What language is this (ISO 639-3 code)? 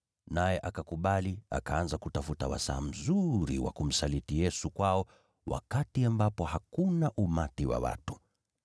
swa